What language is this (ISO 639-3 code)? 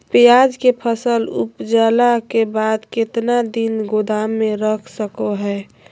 mag